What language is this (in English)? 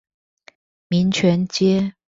Chinese